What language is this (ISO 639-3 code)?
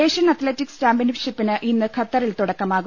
mal